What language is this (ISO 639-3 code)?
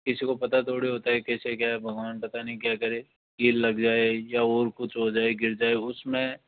hin